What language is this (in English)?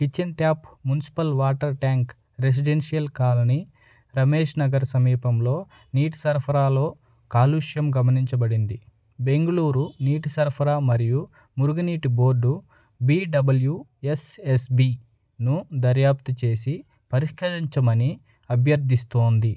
Telugu